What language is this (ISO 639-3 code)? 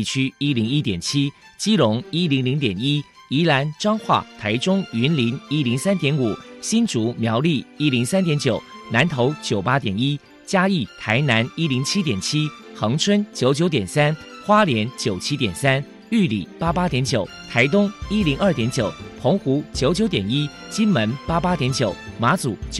zho